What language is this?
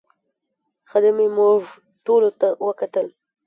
Pashto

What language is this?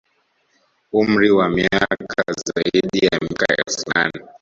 Swahili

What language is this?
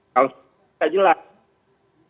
Indonesian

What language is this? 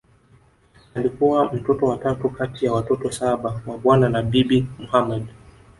Swahili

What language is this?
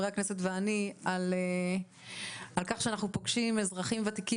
Hebrew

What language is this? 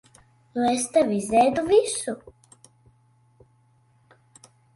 Latvian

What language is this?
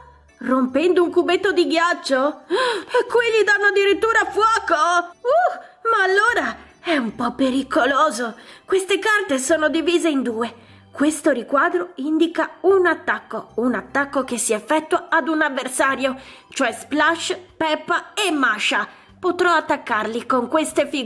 Italian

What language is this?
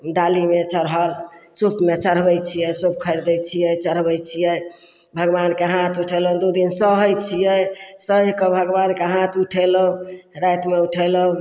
Maithili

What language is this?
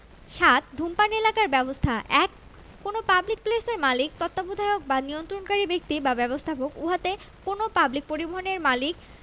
Bangla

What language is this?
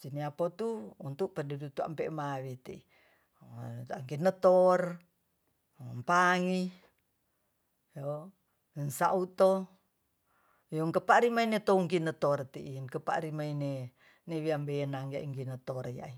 Tonsea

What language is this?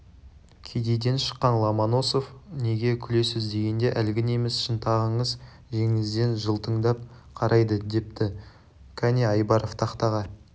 Kazakh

